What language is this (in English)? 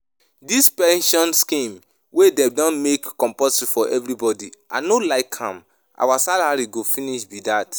Nigerian Pidgin